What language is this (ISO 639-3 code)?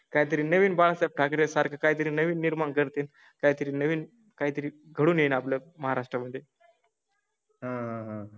mar